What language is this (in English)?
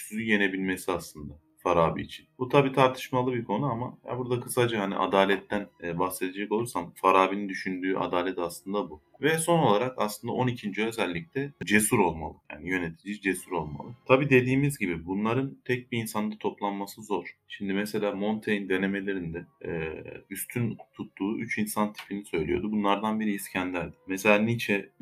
Turkish